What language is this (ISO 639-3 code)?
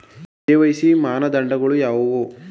kan